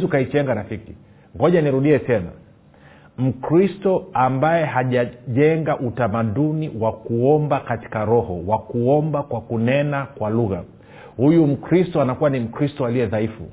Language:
Swahili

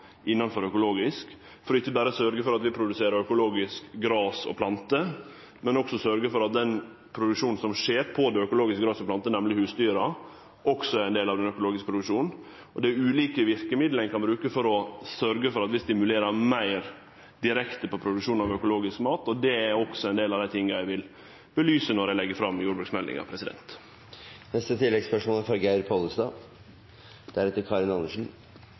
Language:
Norwegian Nynorsk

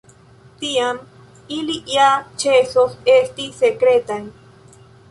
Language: Esperanto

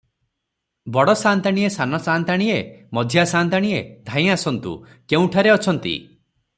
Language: Odia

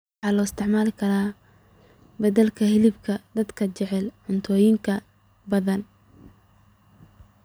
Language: Somali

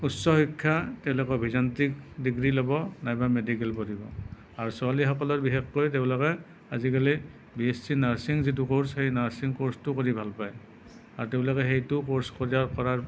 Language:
Assamese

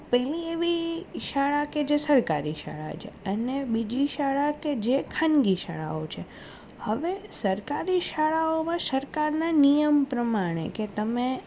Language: Gujarati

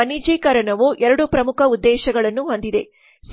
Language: Kannada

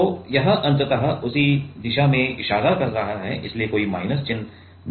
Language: Hindi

